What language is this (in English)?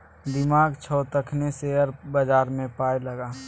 Maithili